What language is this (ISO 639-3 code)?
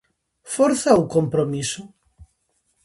glg